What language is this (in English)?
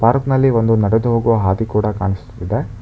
Kannada